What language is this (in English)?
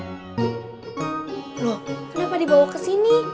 Indonesian